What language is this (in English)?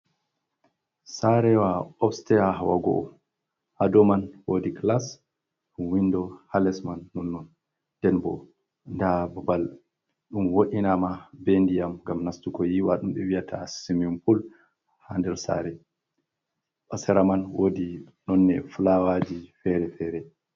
Fula